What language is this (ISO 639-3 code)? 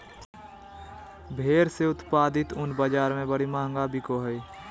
mag